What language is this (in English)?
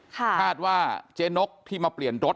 Thai